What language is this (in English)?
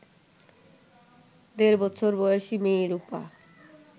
Bangla